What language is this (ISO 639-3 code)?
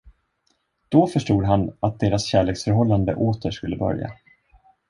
swe